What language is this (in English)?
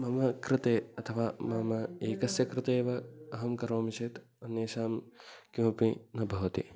Sanskrit